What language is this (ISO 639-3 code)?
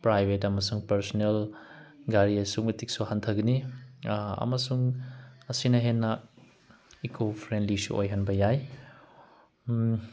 mni